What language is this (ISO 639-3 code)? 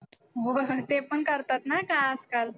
mar